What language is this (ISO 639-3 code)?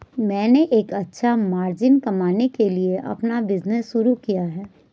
hin